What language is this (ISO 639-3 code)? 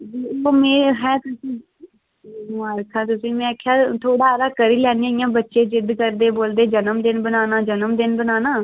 doi